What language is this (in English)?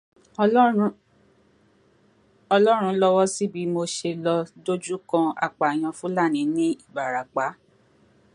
Yoruba